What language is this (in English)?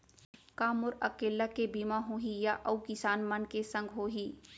Chhattisgarhi